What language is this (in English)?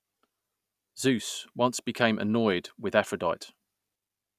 English